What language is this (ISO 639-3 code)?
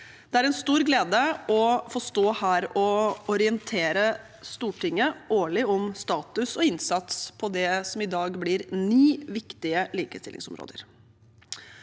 nor